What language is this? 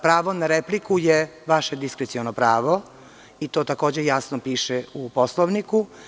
Serbian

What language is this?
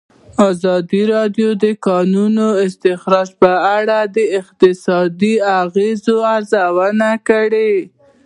Pashto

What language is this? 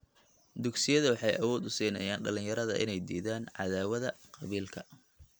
Somali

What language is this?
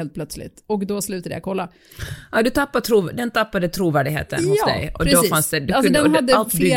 Swedish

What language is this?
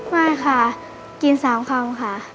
Thai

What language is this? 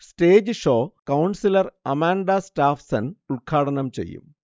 Malayalam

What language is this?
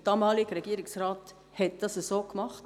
Swiss German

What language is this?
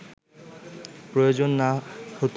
Bangla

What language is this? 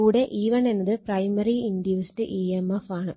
Malayalam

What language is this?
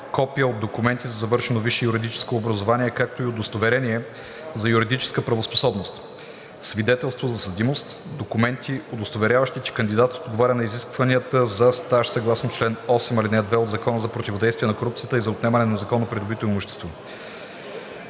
Bulgarian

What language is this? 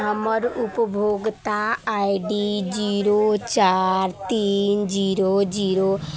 Maithili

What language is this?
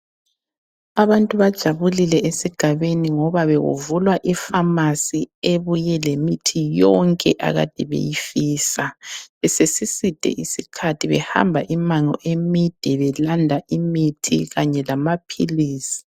North Ndebele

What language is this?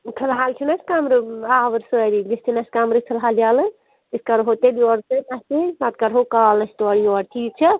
Kashmiri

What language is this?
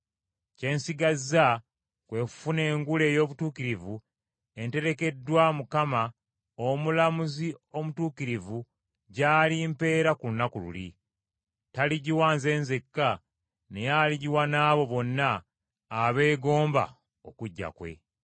Ganda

